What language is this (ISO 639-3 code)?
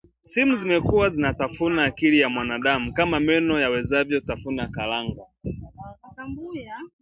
swa